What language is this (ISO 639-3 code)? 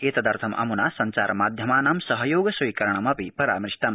san